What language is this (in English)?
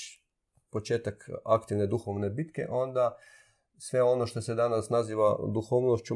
Croatian